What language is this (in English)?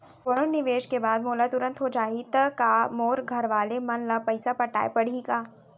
Chhattisgarhi